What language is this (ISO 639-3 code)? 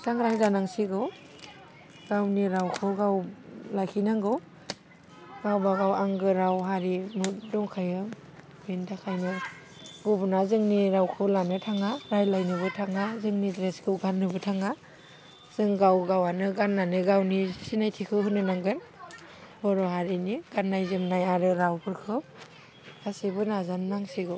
brx